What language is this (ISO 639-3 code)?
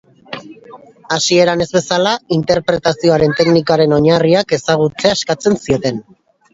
eus